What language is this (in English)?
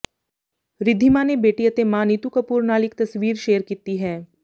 Punjabi